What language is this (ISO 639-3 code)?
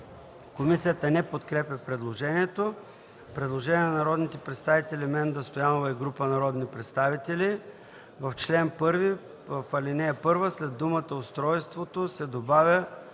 bul